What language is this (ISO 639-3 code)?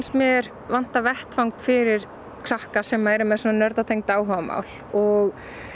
isl